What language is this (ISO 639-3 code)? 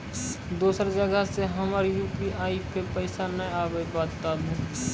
mai